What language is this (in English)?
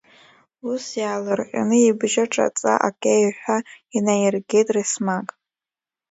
Abkhazian